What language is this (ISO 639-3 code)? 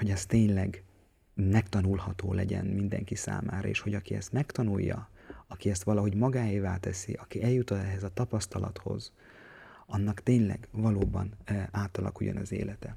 hun